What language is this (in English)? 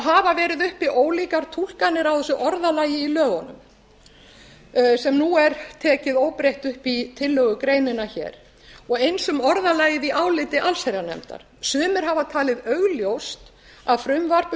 Icelandic